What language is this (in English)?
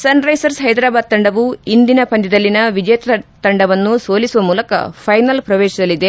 Kannada